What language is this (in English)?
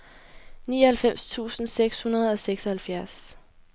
Danish